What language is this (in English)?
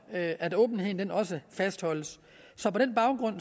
Danish